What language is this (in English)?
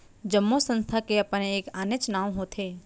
Chhattisgarhi